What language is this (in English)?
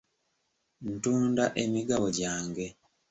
Ganda